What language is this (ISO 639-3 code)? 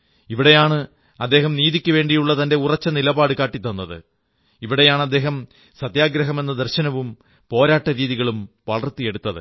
mal